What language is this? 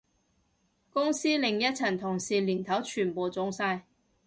Cantonese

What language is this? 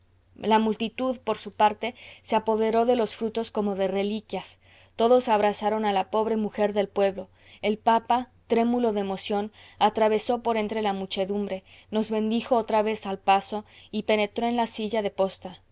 Spanish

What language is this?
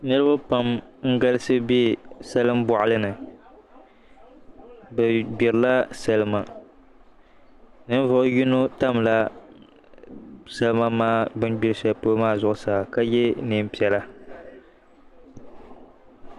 Dagbani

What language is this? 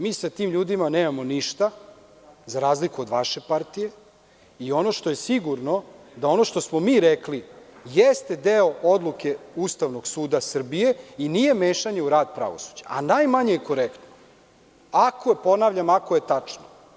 Serbian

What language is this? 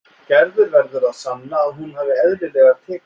Icelandic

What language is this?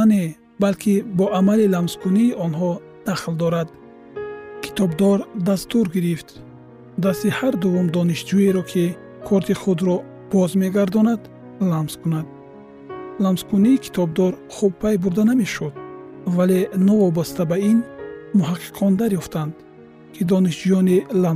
Persian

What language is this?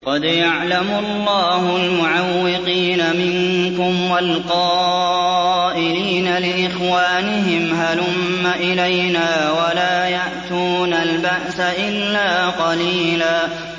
Arabic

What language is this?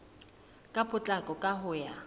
Southern Sotho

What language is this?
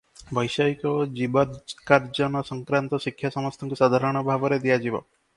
Odia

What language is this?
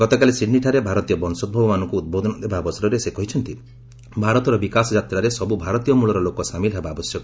Odia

